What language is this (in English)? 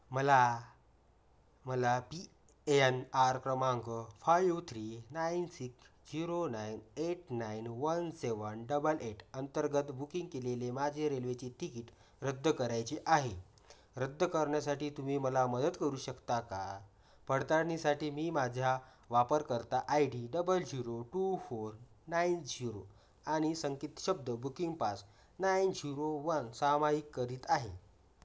Marathi